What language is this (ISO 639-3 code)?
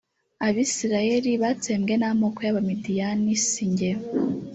kin